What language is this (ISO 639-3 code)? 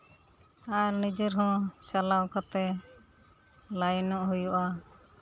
sat